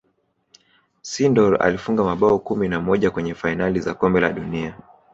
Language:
Swahili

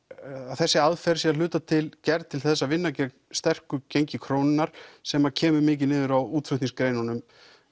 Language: Icelandic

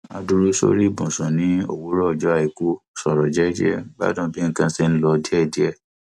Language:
Yoruba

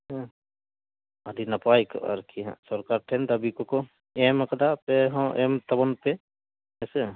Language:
Santali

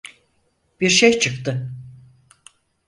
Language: Turkish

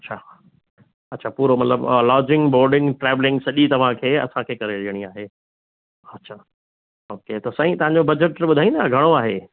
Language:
Sindhi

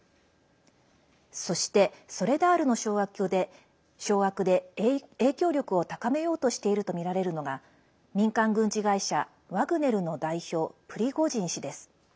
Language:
Japanese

